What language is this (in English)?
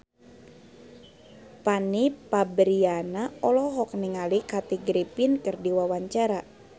Sundanese